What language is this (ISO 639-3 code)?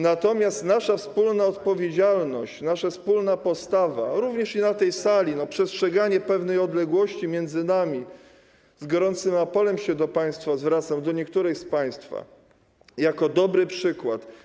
pol